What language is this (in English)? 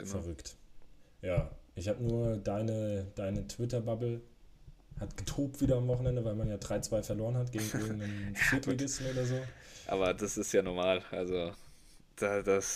German